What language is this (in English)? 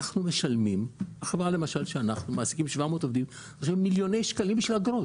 Hebrew